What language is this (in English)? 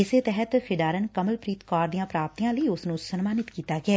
Punjabi